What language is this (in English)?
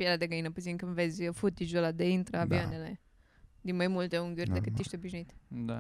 Romanian